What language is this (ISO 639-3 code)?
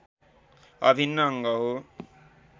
nep